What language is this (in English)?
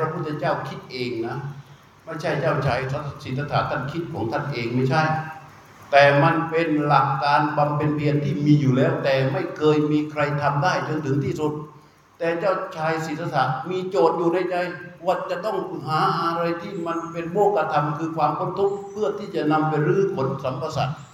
Thai